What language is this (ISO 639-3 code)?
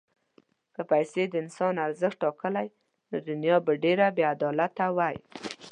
pus